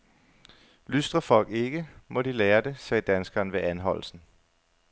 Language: Danish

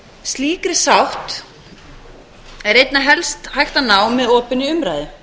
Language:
Icelandic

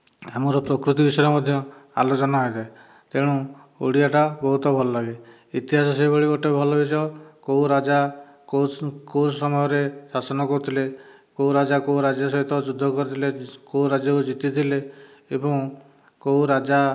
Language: Odia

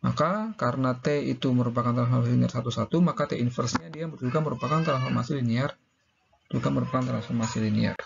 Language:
Indonesian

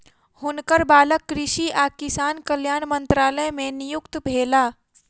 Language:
Maithili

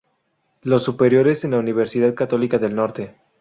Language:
Spanish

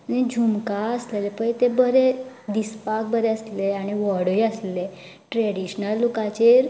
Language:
Konkani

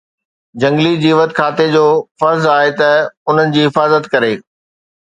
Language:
Sindhi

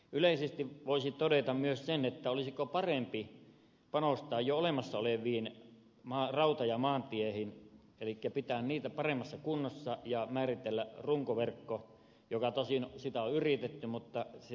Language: Finnish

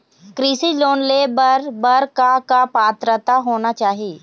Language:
Chhattisgarhi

